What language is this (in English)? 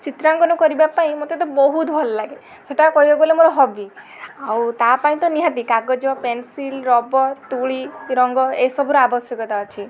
Odia